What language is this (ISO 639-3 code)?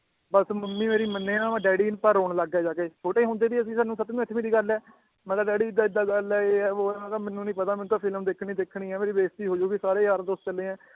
pan